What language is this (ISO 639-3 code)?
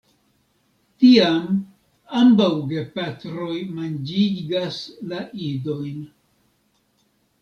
epo